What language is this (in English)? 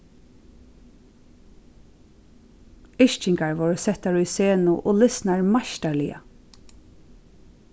Faroese